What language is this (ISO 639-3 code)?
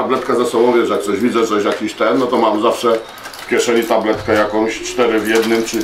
pol